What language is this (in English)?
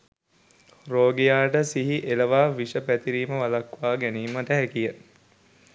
Sinhala